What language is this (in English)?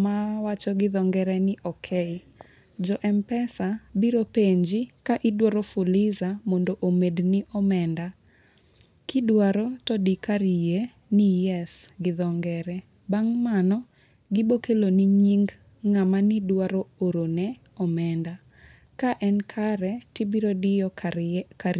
Luo (Kenya and Tanzania)